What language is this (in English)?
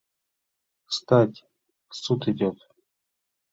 Mari